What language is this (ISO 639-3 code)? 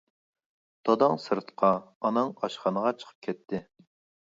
uig